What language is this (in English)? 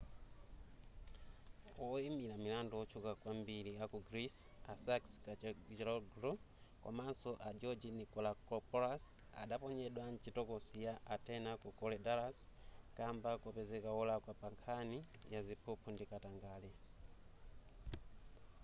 Nyanja